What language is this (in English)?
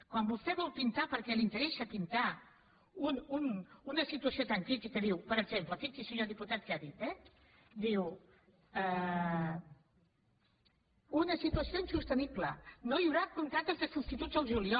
Catalan